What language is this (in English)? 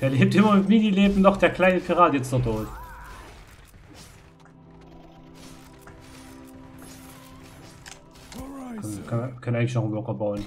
German